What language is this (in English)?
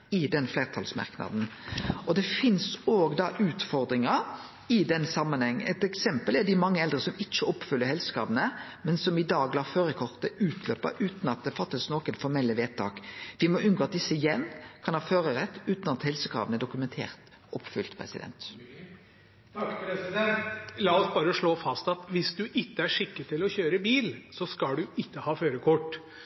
Norwegian